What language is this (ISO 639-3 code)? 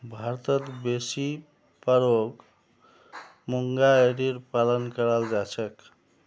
mag